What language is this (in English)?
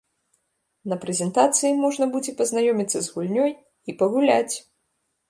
Belarusian